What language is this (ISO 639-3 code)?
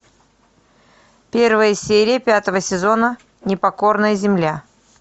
rus